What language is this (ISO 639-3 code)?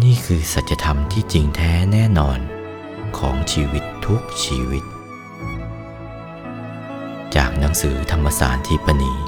tha